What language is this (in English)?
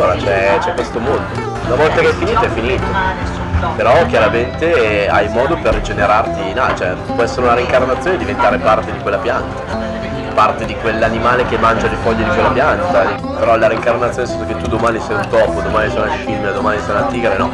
Italian